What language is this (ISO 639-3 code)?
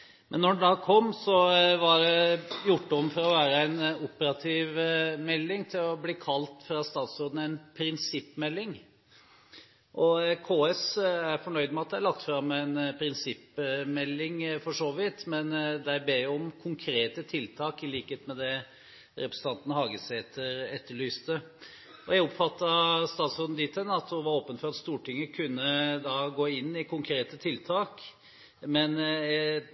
nob